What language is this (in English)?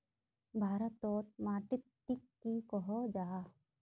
Magahi